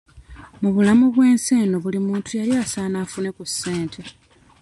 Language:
Ganda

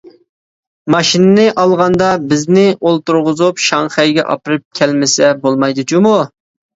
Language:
Uyghur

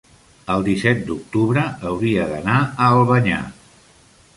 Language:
Catalan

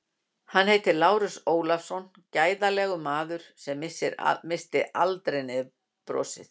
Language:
Icelandic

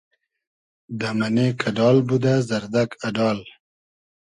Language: Hazaragi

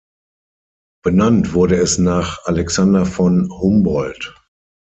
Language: German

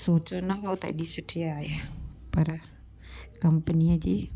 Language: Sindhi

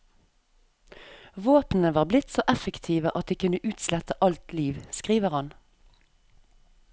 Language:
Norwegian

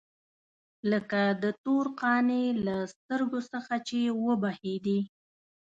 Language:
Pashto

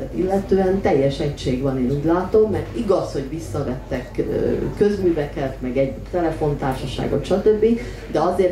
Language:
Hungarian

